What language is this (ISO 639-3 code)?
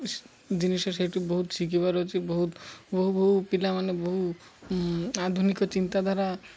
ori